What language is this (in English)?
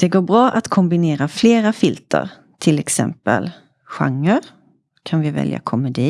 Swedish